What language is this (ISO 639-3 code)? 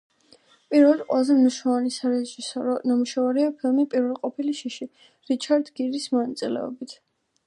kat